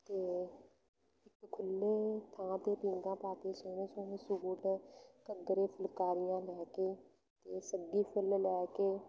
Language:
Punjabi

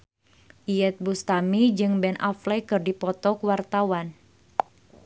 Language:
Sundanese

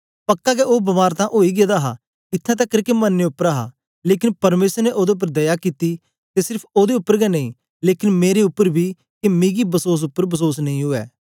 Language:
Dogri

